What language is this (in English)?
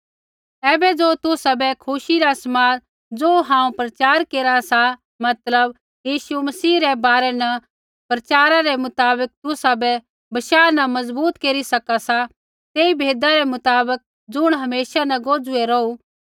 Kullu Pahari